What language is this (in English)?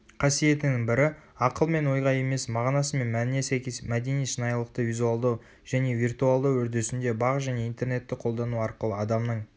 Kazakh